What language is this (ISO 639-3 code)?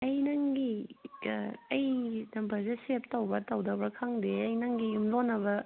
mni